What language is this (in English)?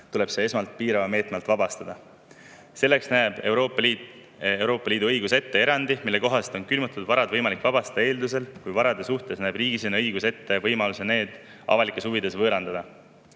Estonian